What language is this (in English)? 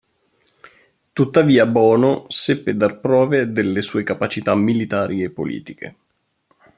Italian